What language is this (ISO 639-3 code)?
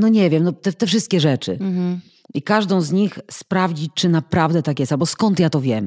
pol